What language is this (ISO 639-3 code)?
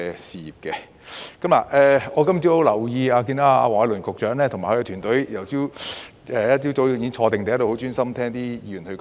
yue